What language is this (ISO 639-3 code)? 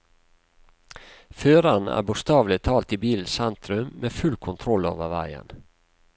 nor